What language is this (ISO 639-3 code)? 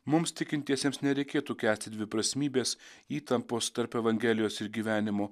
lit